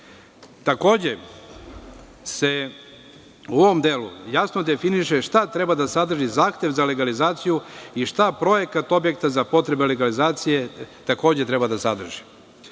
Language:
Serbian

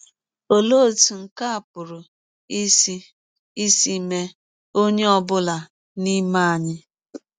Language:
Igbo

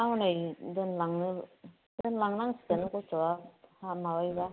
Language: Bodo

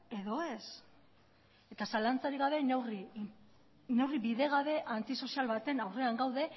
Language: Basque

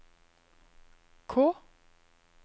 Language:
Norwegian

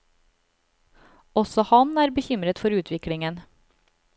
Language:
Norwegian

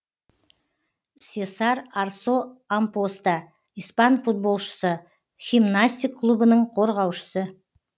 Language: Kazakh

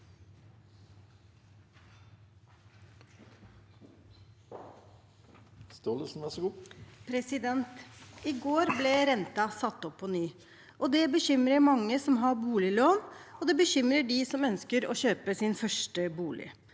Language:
Norwegian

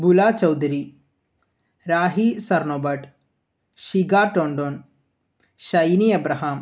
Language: Malayalam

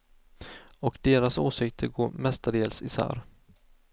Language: Swedish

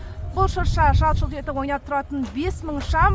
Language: Kazakh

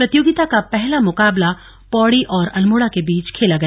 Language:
Hindi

